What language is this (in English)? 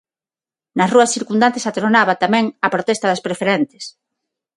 Galician